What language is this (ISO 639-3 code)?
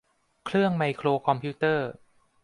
tha